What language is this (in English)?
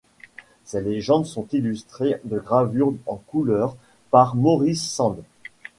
French